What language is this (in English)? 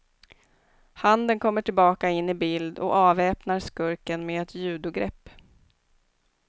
Swedish